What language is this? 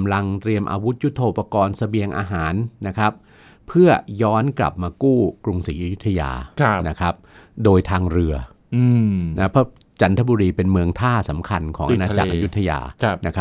Thai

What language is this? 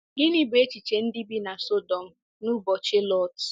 Igbo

